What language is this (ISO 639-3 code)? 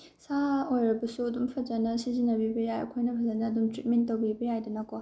mni